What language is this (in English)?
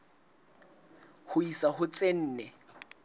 Southern Sotho